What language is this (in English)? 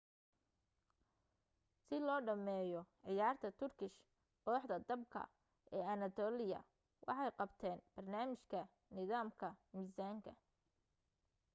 Somali